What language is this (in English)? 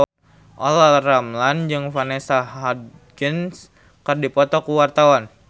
Sundanese